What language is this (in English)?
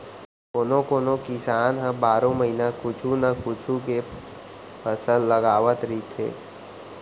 Chhattisgarhi